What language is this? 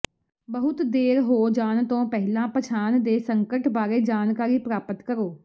Punjabi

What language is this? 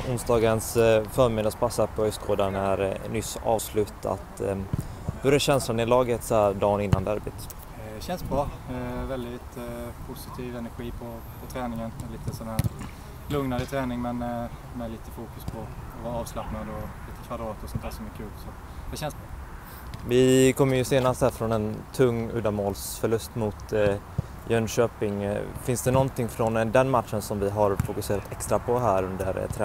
Swedish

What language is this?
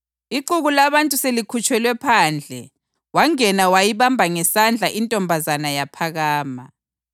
North Ndebele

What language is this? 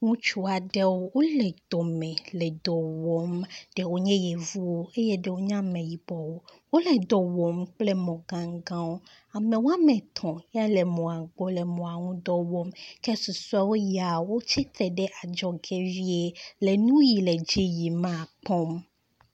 Ewe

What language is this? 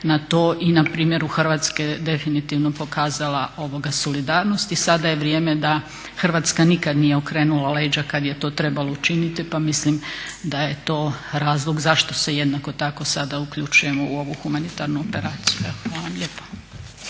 Croatian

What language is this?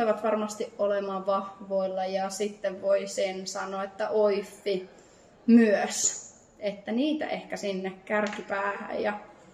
Finnish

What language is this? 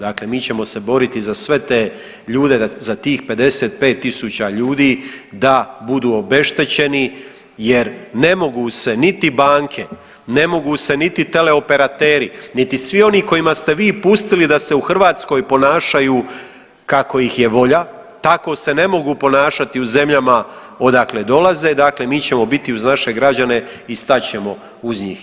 Croatian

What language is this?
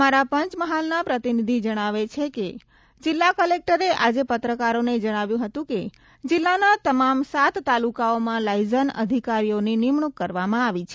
Gujarati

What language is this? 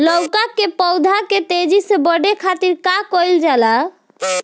Bhojpuri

